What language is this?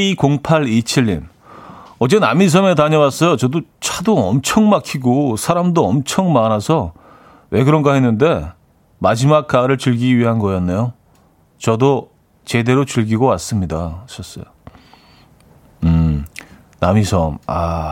Korean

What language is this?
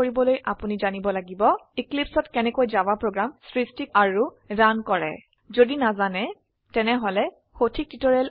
Assamese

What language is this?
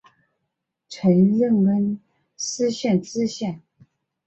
Chinese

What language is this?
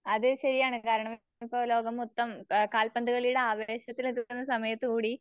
Malayalam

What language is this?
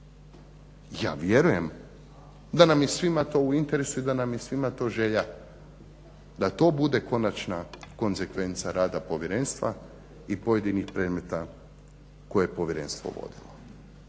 Croatian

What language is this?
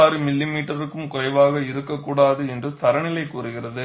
Tamil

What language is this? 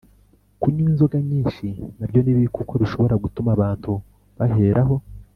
Kinyarwanda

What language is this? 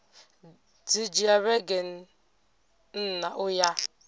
Venda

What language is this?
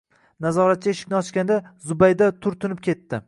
Uzbek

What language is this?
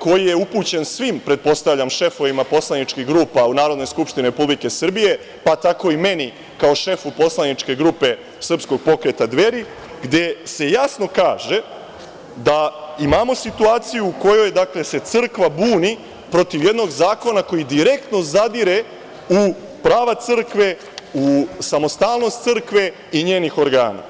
Serbian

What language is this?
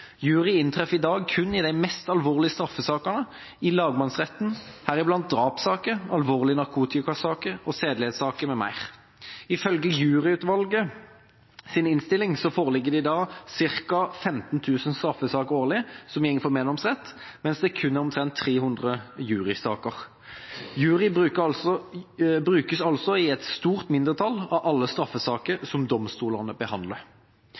Norwegian Bokmål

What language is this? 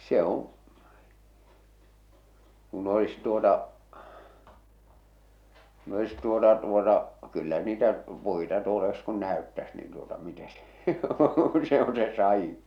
Finnish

